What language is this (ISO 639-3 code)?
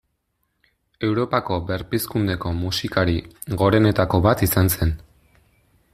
eus